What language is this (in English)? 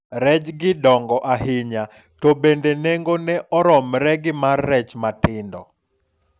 Luo (Kenya and Tanzania)